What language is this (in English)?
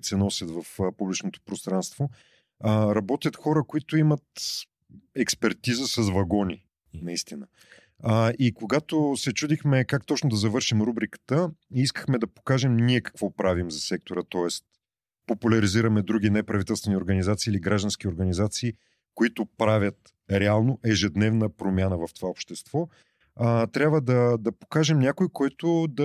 Bulgarian